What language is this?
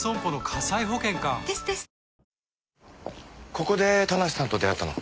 Japanese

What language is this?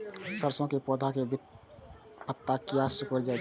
Maithili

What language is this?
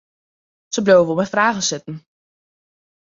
Western Frisian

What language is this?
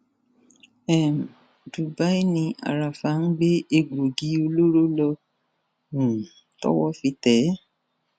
Yoruba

